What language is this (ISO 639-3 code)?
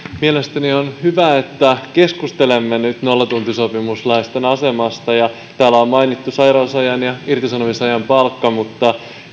fin